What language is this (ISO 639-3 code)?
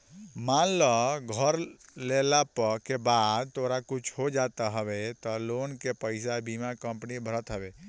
bho